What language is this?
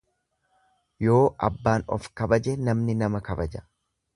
Oromo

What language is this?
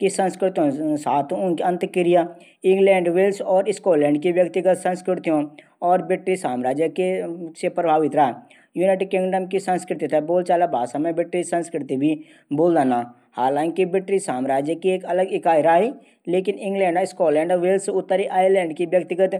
Garhwali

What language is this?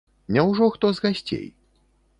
Belarusian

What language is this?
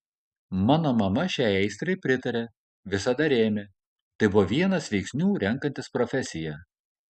Lithuanian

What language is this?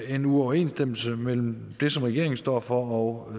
Danish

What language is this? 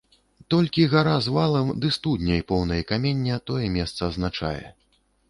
Belarusian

